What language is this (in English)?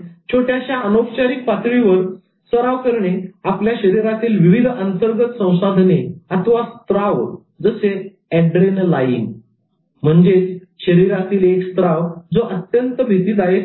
Marathi